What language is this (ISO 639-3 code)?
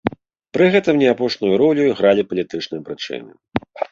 bel